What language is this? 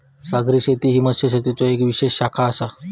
Marathi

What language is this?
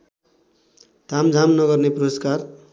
Nepali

